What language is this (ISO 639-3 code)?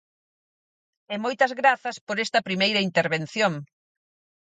glg